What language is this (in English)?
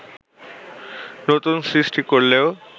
Bangla